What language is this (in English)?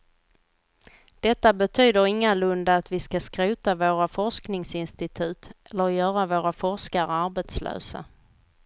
Swedish